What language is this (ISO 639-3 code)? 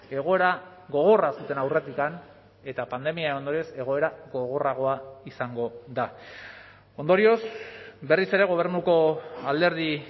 eus